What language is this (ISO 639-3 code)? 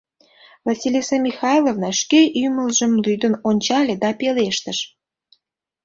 chm